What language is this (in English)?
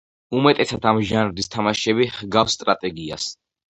Georgian